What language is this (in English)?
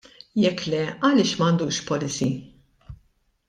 Maltese